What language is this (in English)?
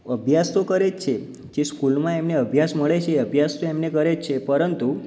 Gujarati